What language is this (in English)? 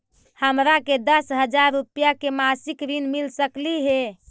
Magahi